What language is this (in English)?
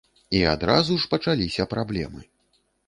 Belarusian